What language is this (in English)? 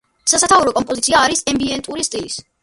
Georgian